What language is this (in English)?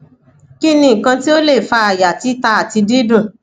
Yoruba